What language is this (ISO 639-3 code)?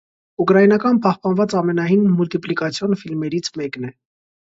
hye